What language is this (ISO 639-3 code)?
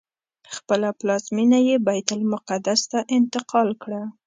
pus